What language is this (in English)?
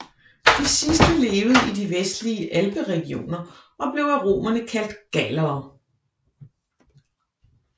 Danish